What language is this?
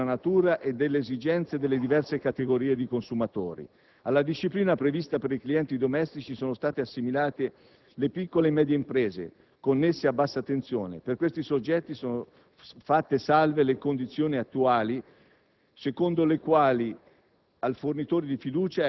Italian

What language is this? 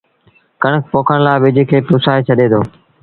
Sindhi Bhil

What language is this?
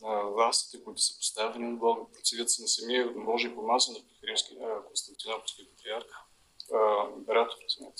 Bulgarian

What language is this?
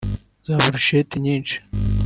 Kinyarwanda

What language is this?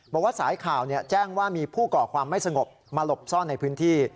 Thai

